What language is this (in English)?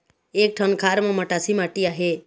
Chhattisgarhi